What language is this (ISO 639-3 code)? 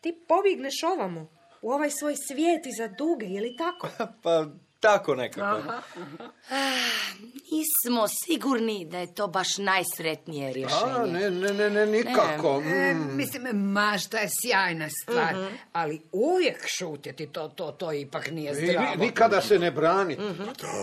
hrv